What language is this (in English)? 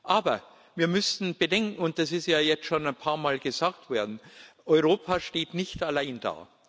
German